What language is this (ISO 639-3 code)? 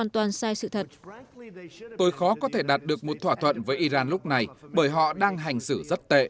vie